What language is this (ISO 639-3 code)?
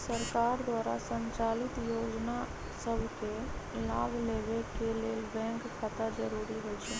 mag